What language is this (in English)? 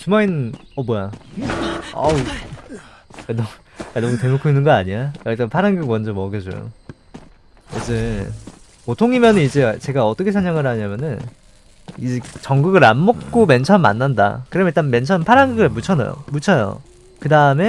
Korean